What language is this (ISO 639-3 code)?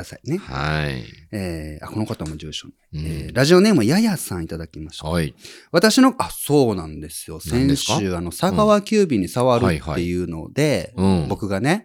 jpn